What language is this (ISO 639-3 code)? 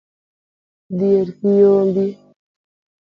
luo